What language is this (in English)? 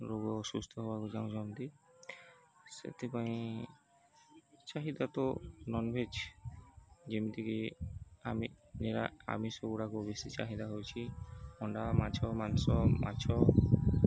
Odia